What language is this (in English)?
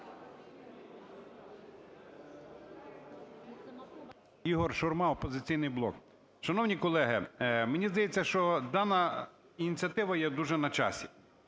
Ukrainian